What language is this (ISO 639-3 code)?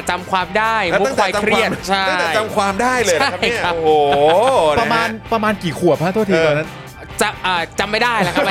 tha